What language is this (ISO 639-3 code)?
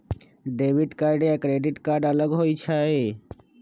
mag